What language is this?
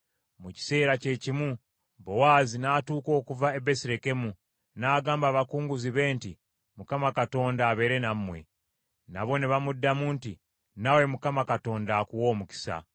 Ganda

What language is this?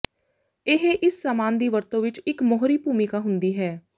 Punjabi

